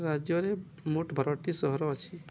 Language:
Odia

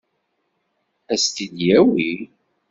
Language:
Kabyle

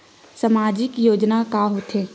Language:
Chhattisgarhi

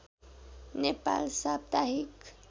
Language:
Nepali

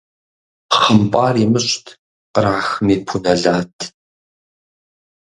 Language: Kabardian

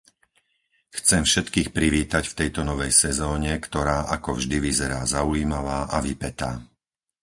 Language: Slovak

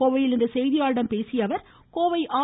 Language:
Tamil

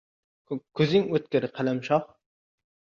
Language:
Uzbek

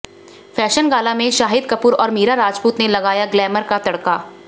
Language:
Hindi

